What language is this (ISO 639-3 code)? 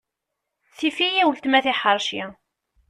kab